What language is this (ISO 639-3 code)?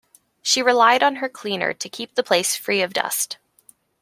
eng